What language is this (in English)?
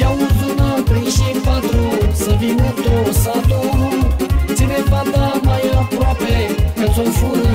Romanian